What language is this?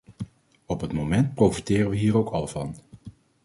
Dutch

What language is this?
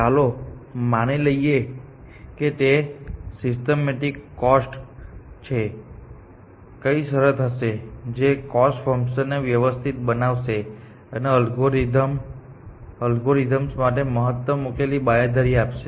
Gujarati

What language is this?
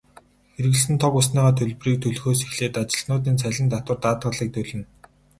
Mongolian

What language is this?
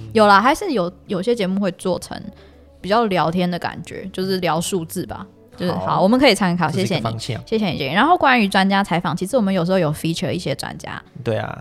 Chinese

